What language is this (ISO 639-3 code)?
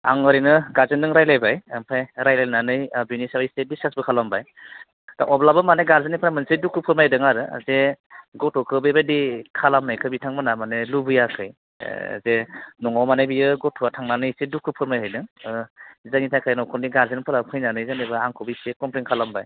brx